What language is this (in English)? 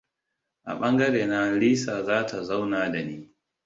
Hausa